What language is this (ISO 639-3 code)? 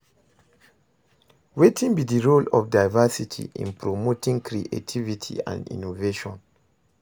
pcm